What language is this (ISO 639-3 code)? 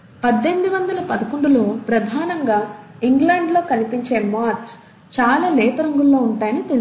tel